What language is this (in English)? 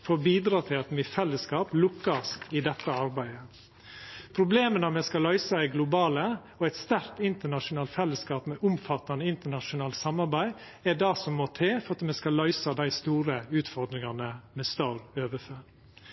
Norwegian Nynorsk